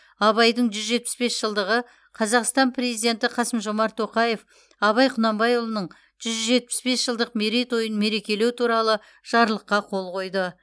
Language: Kazakh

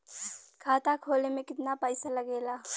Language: Bhojpuri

